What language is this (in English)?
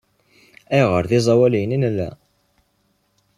Kabyle